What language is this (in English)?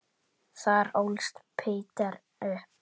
Icelandic